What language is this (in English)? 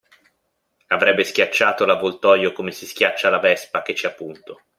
Italian